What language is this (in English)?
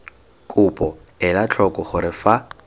Tswana